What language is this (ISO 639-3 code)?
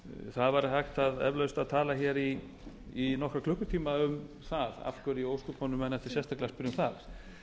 isl